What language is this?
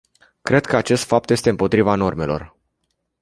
Romanian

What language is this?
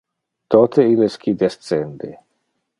Interlingua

